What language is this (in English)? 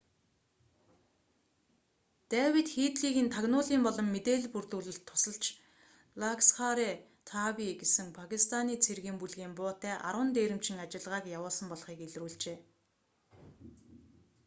Mongolian